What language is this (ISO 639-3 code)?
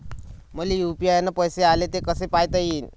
mar